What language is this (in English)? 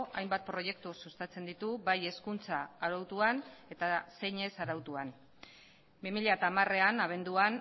Basque